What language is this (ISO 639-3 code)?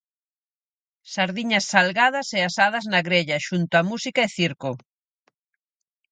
glg